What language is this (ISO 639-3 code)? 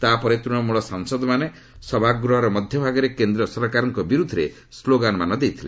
ori